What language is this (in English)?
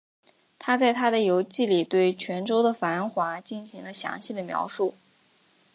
Chinese